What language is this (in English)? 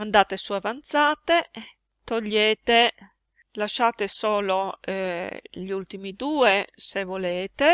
Italian